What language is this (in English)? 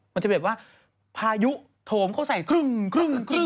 Thai